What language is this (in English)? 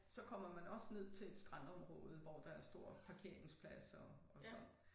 Danish